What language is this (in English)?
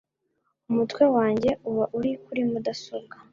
Kinyarwanda